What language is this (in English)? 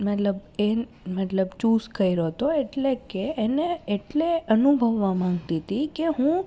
Gujarati